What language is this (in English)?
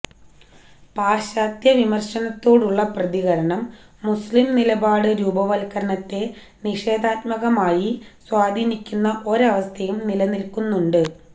Malayalam